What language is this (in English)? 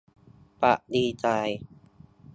Thai